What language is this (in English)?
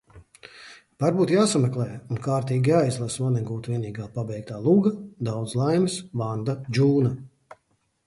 Latvian